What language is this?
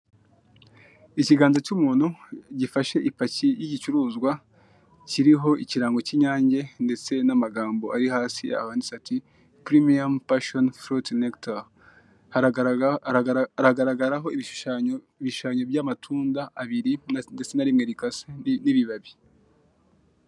Kinyarwanda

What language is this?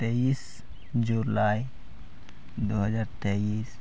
Santali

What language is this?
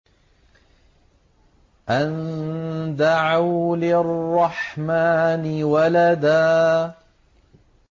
Arabic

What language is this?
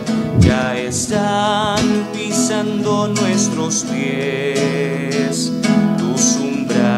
Spanish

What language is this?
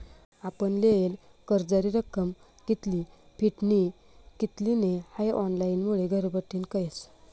Marathi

